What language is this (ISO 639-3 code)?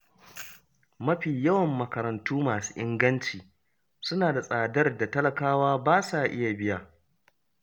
hau